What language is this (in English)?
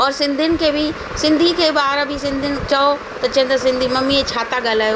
Sindhi